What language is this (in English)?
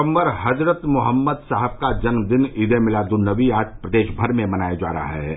Hindi